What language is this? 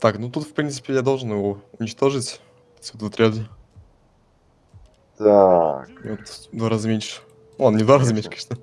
Russian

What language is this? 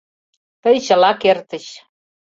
Mari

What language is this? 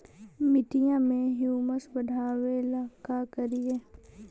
Magahi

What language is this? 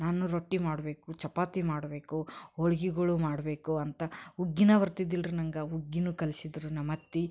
Kannada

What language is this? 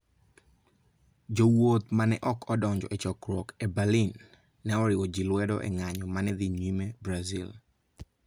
Luo (Kenya and Tanzania)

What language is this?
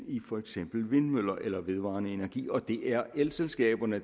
Danish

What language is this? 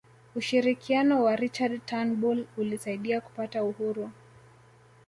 Swahili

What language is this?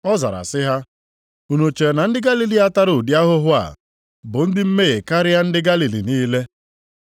Igbo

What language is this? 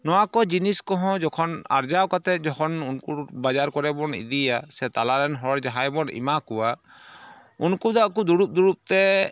Santali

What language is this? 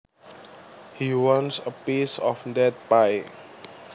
Javanese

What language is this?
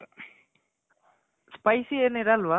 Kannada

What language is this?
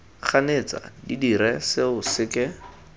Tswana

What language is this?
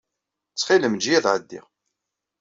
Kabyle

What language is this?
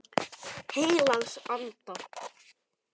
Icelandic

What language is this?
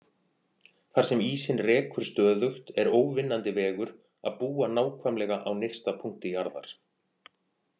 Icelandic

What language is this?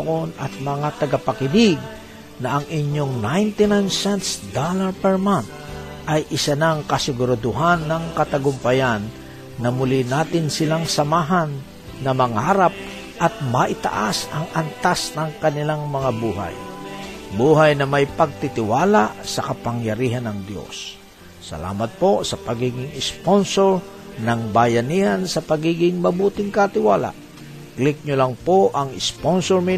Filipino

